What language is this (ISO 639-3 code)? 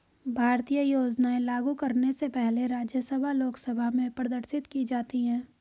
hin